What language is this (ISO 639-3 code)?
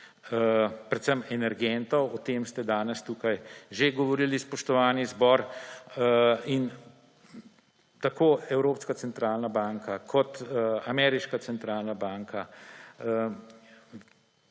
slv